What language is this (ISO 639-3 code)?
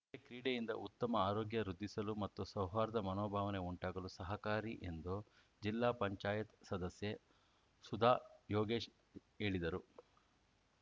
kan